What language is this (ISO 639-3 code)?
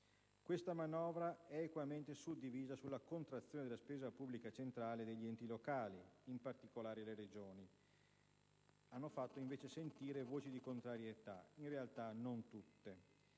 ita